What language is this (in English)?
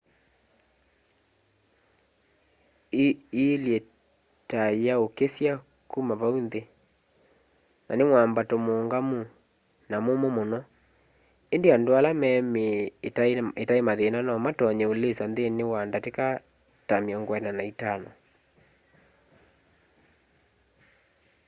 Kamba